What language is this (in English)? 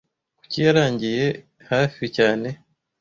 Kinyarwanda